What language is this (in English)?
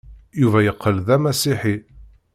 Kabyle